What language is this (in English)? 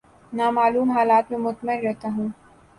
Urdu